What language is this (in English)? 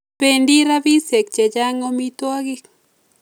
Kalenjin